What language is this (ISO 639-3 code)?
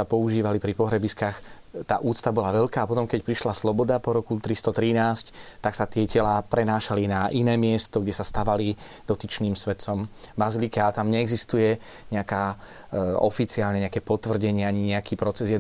slk